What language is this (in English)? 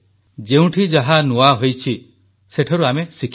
Odia